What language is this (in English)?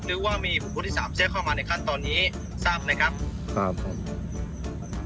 Thai